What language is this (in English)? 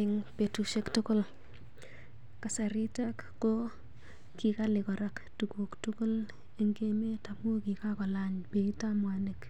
Kalenjin